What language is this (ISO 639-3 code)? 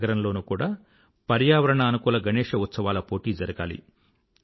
tel